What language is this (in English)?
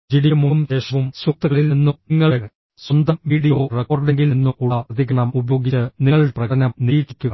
Malayalam